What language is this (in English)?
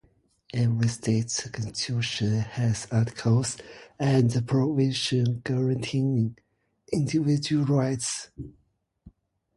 English